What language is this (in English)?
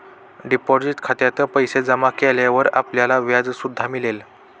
Marathi